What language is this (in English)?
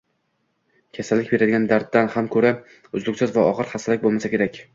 Uzbek